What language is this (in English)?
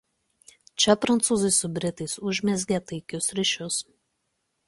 Lithuanian